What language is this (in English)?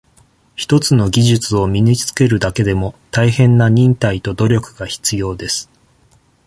Japanese